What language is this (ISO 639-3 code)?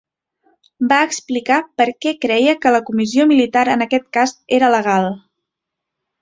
cat